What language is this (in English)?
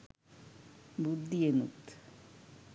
Sinhala